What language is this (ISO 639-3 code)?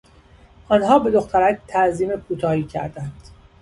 fas